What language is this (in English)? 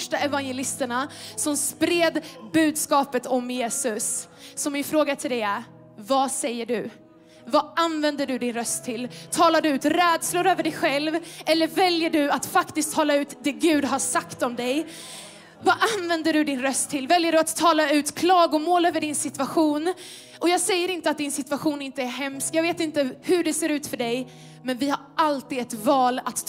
Swedish